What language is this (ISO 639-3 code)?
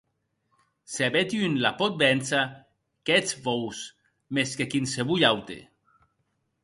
oci